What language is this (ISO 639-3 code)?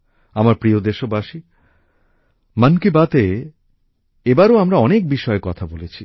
ben